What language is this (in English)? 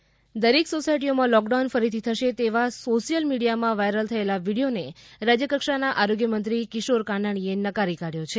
Gujarati